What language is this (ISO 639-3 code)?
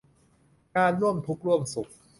tha